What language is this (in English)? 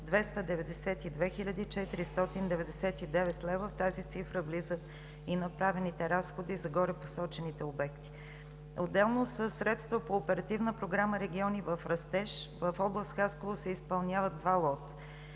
Bulgarian